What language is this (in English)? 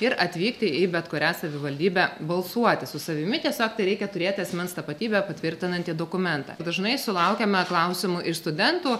Lithuanian